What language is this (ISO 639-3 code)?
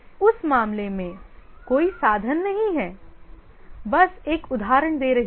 hin